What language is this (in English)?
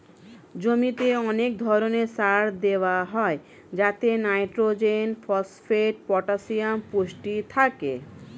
Bangla